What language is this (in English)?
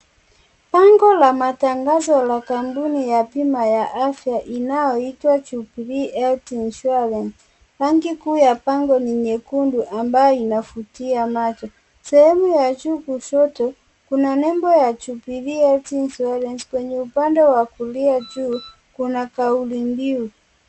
Swahili